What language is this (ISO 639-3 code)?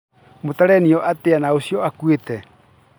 kik